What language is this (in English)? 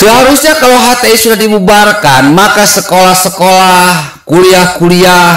Indonesian